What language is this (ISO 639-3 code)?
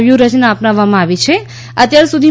guj